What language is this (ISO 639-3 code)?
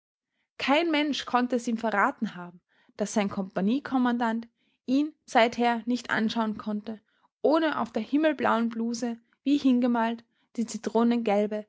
deu